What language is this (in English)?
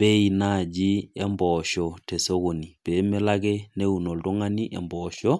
Masai